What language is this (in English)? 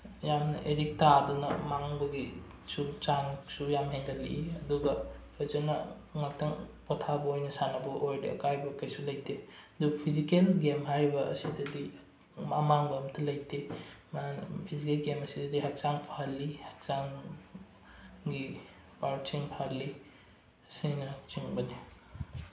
Manipuri